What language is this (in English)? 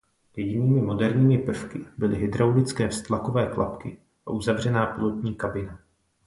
Czech